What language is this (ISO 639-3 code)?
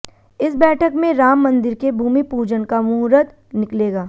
hin